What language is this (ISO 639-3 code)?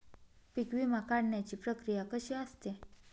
mar